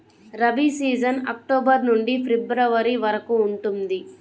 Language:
Telugu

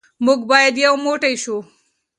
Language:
Pashto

